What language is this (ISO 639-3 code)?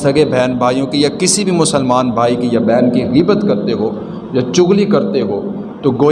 urd